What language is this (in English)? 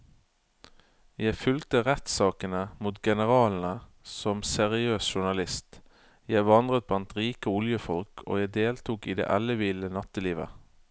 Norwegian